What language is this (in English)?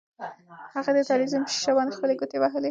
Pashto